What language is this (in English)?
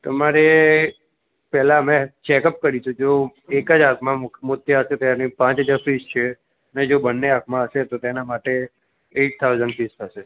Gujarati